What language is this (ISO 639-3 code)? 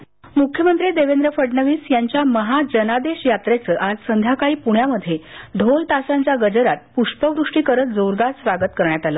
mar